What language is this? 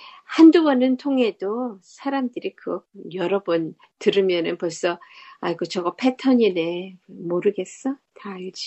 Korean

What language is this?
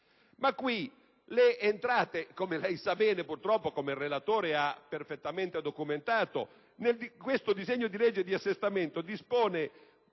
Italian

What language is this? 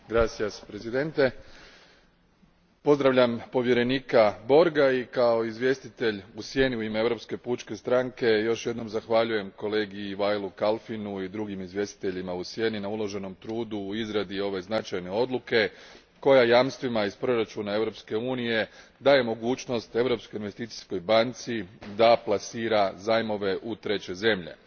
Croatian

